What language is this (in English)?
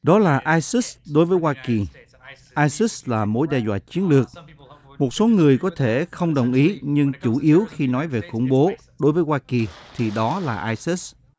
Vietnamese